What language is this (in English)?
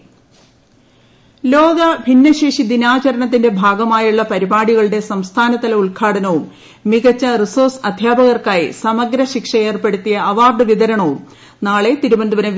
Malayalam